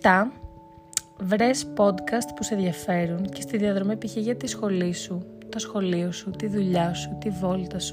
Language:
Greek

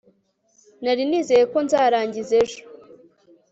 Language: Kinyarwanda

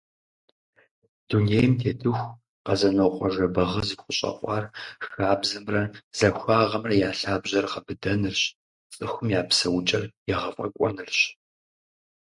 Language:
Kabardian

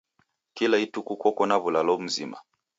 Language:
Taita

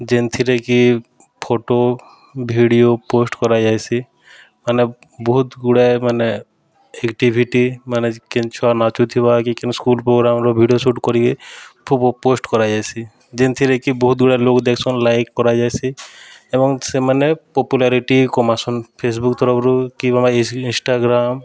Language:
Odia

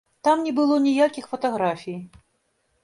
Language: Belarusian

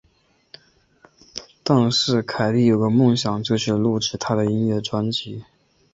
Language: Chinese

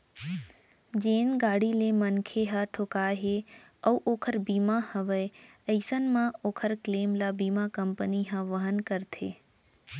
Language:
Chhattisgarhi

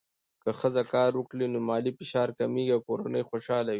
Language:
Pashto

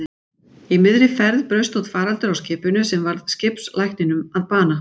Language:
Icelandic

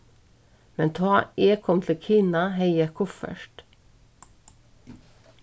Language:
Faroese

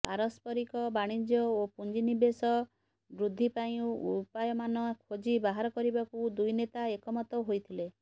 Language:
Odia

